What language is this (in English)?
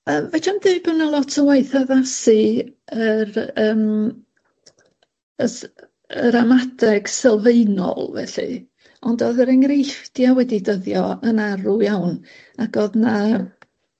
Welsh